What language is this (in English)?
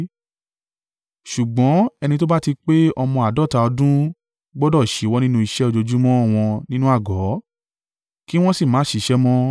Yoruba